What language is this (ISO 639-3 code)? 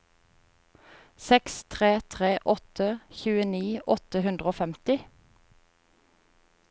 nor